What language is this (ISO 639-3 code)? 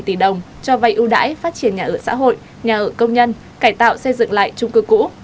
vie